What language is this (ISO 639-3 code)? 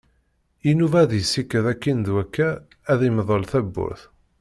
kab